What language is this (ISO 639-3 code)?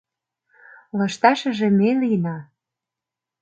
chm